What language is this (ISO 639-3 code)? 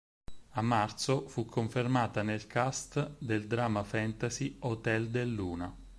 ita